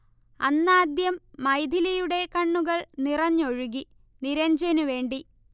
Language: Malayalam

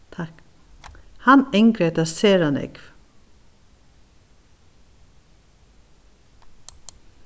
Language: Faroese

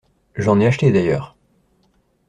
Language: French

